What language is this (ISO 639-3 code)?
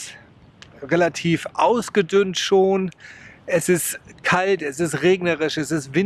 deu